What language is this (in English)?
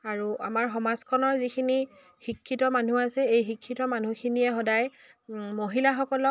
Assamese